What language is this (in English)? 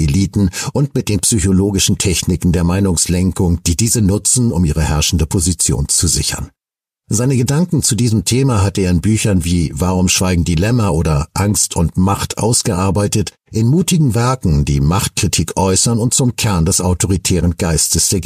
German